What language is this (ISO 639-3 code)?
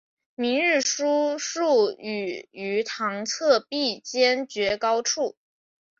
zho